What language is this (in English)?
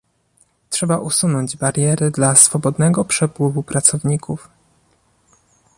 Polish